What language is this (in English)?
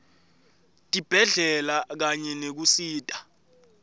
Swati